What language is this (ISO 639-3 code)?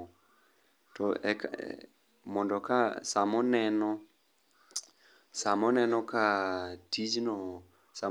luo